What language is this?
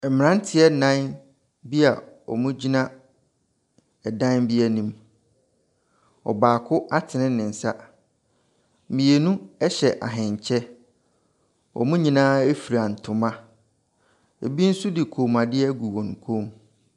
Akan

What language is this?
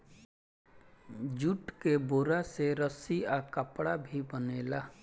Bhojpuri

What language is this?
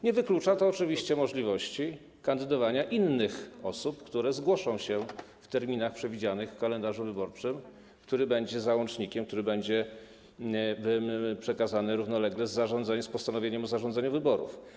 Polish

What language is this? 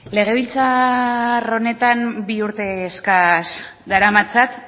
Basque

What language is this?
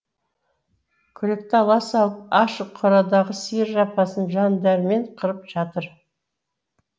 Kazakh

